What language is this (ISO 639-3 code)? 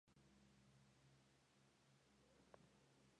spa